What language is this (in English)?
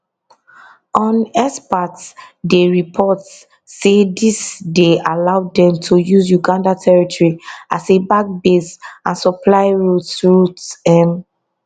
Nigerian Pidgin